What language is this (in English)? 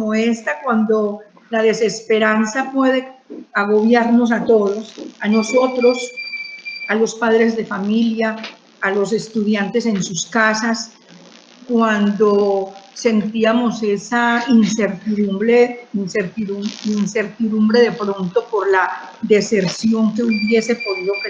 Spanish